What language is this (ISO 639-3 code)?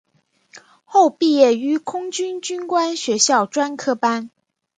zho